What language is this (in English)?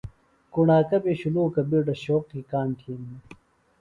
Phalura